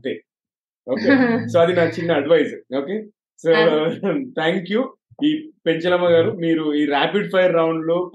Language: Telugu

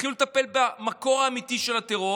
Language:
Hebrew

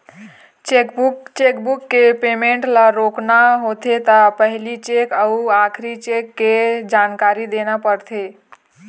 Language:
Chhattisgarhi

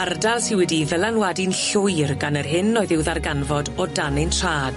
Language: Welsh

